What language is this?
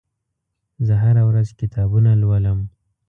Pashto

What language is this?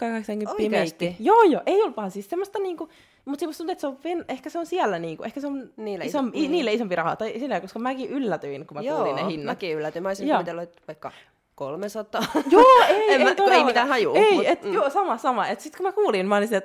Finnish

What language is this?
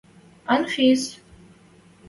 Western Mari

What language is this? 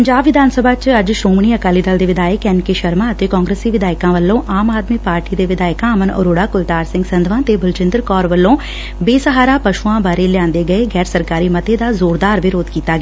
Punjabi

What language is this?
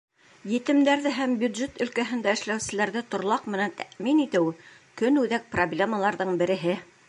Bashkir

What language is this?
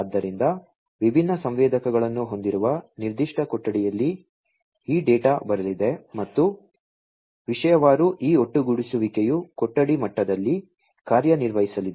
Kannada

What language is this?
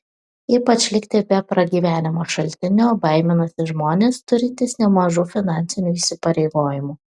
Lithuanian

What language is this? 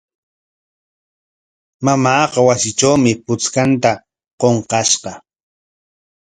Corongo Ancash Quechua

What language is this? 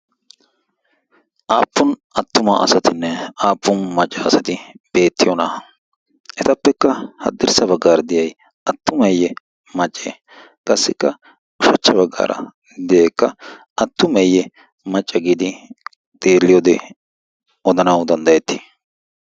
Wolaytta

